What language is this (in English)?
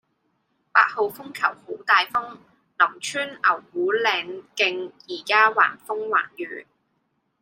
Cantonese